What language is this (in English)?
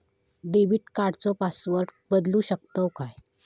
Marathi